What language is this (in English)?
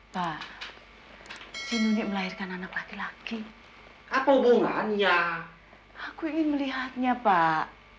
Indonesian